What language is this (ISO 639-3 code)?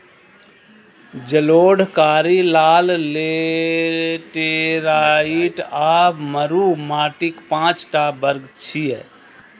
mai